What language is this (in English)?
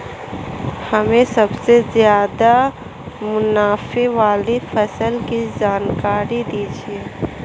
Hindi